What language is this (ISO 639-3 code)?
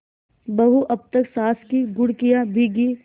hin